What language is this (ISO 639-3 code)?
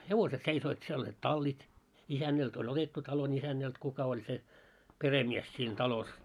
fin